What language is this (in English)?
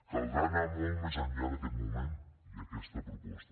Catalan